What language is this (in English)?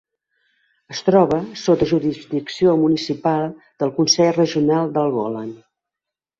Catalan